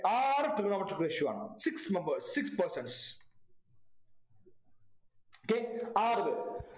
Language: Malayalam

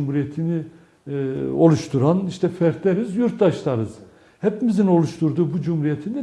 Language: Turkish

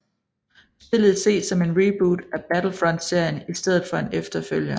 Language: Danish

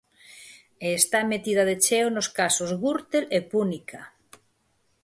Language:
Galician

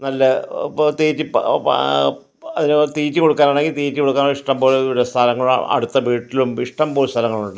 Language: Malayalam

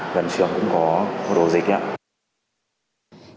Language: Vietnamese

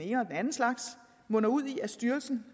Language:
Danish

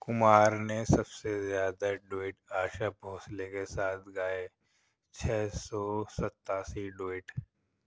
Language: Urdu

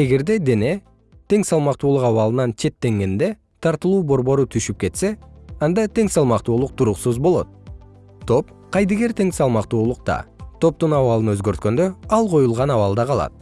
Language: Kyrgyz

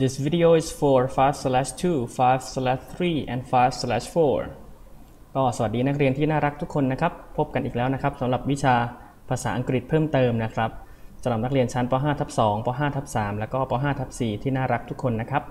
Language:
Thai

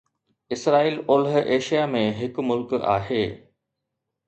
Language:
Sindhi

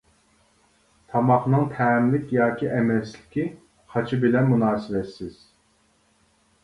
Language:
Uyghur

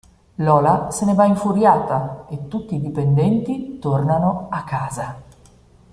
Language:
Italian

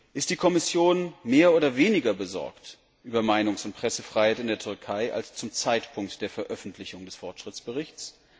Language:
German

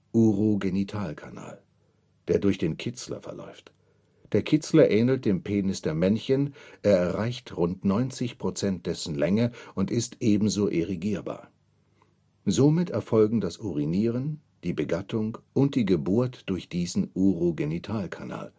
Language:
German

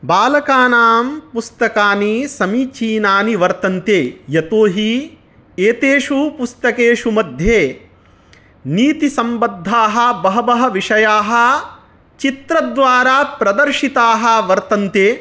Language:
Sanskrit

